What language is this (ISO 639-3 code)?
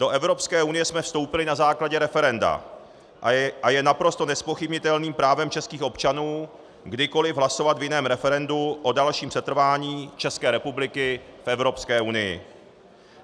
ces